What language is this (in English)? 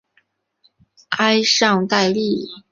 Chinese